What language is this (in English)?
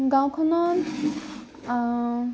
Assamese